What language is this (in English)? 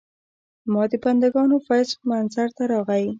Pashto